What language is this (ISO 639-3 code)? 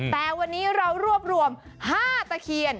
tha